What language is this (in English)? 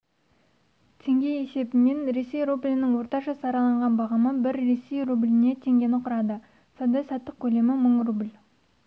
Kazakh